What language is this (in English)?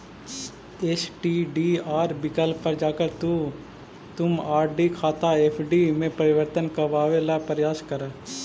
Magahi